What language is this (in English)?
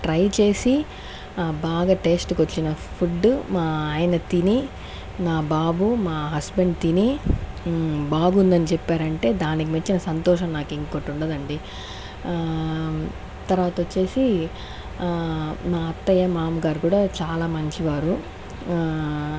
Telugu